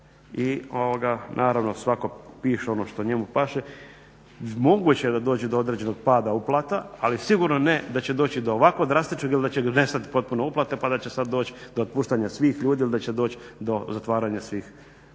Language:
Croatian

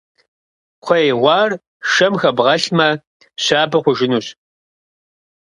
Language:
Kabardian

